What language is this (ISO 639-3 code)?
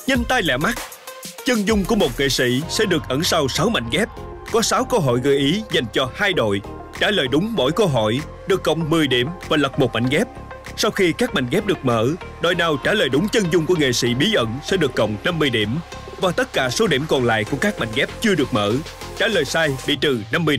vie